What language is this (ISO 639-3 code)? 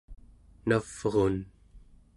esu